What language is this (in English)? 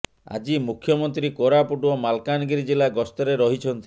Odia